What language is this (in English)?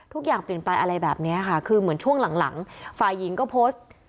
Thai